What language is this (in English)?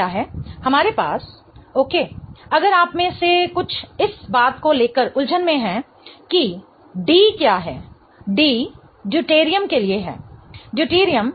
Hindi